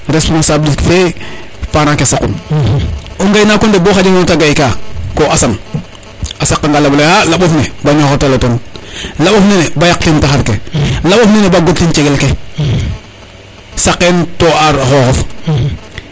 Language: Serer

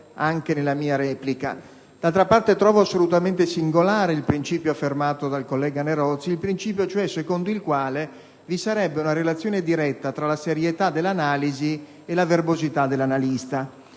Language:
Italian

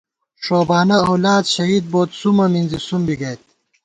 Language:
Gawar-Bati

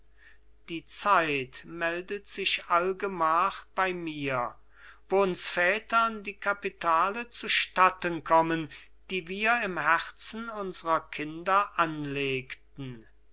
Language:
German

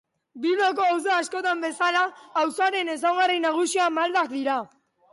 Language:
Basque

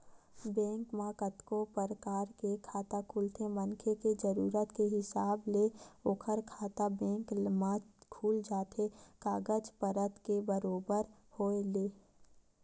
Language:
Chhattisgarhi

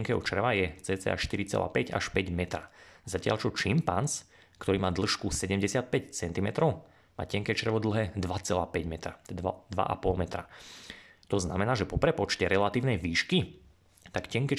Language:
Slovak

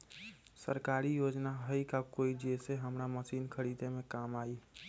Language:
Magahi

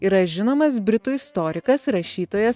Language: Lithuanian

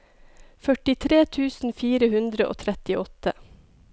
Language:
Norwegian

